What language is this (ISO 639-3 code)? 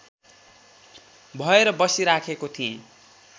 nep